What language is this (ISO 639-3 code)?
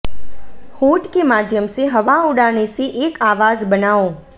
hin